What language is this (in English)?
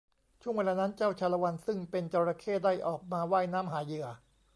Thai